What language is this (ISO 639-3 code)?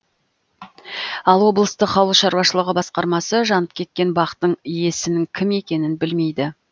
kaz